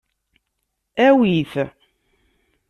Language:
Kabyle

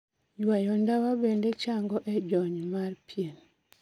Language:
Luo (Kenya and Tanzania)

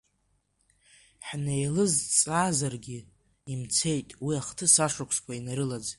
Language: Abkhazian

